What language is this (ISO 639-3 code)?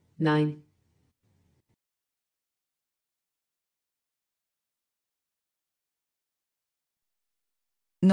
ita